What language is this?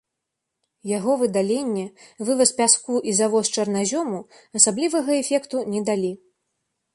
Belarusian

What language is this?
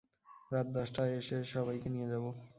Bangla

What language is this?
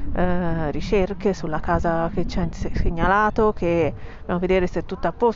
Italian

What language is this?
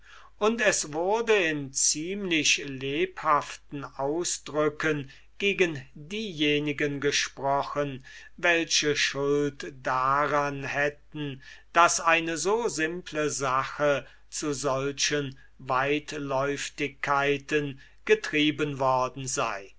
German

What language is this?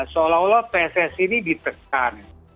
Indonesian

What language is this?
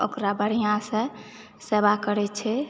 Maithili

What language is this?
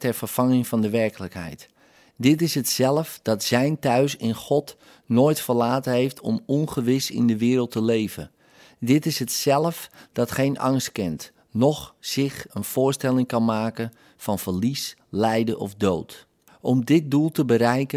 Dutch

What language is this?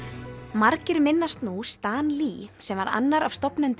Icelandic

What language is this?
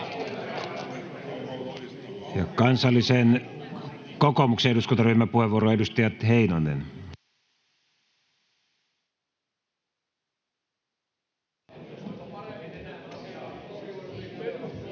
Finnish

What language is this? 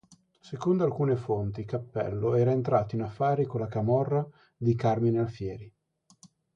Italian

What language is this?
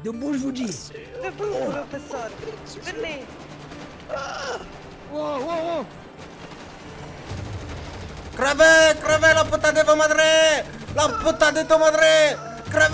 French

